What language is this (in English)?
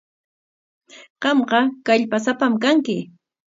Corongo Ancash Quechua